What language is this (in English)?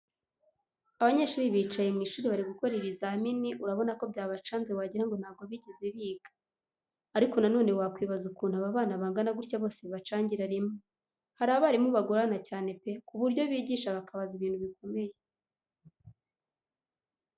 Kinyarwanda